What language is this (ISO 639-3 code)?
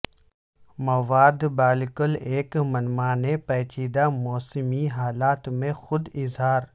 urd